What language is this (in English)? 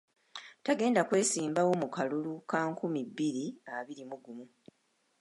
Ganda